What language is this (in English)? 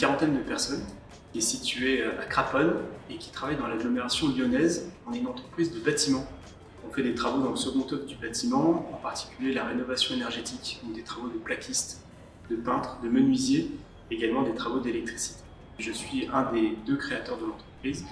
French